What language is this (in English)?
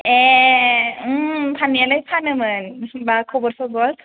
Bodo